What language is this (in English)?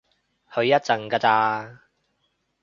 Cantonese